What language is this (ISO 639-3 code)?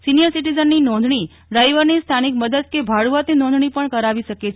guj